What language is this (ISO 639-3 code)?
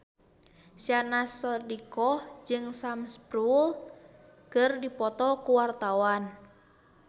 sun